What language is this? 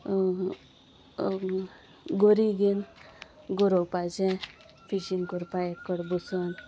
Konkani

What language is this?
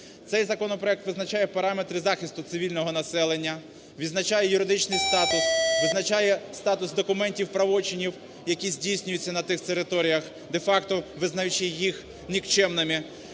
Ukrainian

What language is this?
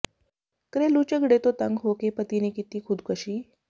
Punjabi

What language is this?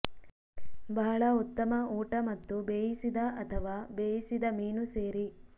Kannada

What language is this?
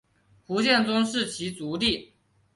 Chinese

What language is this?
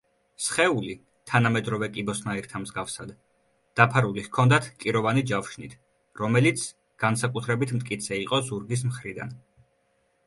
Georgian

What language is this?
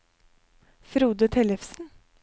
Norwegian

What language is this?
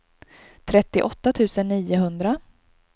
Swedish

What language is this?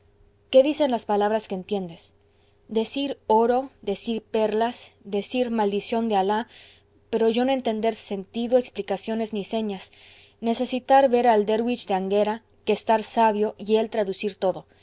Spanish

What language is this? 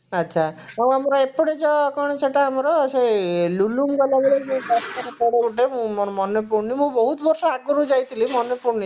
Odia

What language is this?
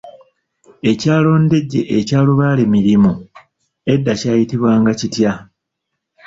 Ganda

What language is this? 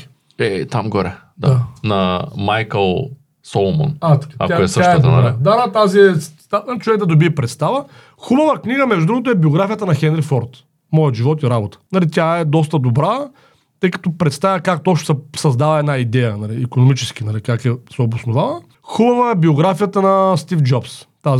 Bulgarian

